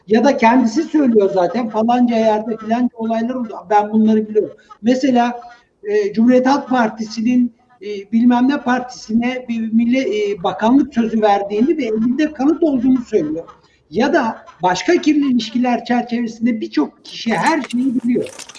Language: Turkish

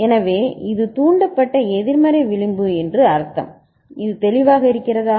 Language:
Tamil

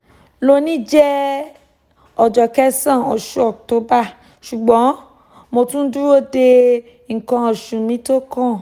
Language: Yoruba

